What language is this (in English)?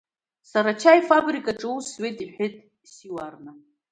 Abkhazian